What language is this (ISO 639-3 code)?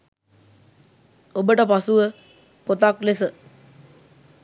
sin